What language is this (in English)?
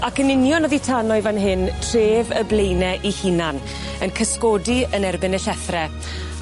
Welsh